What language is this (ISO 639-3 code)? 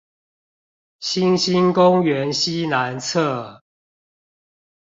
zho